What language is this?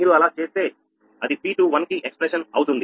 Telugu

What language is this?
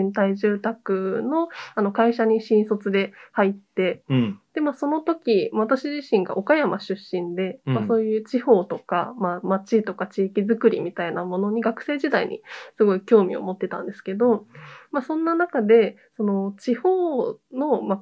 Japanese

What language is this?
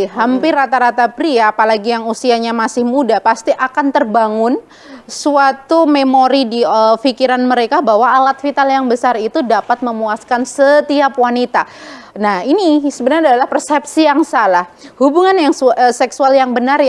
Indonesian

